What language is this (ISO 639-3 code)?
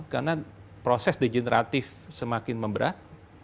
ind